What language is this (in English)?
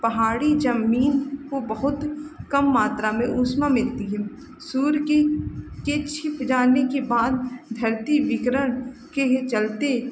Hindi